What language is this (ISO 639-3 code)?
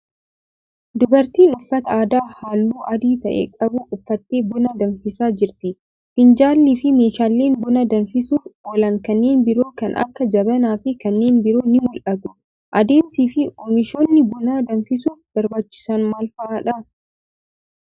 orm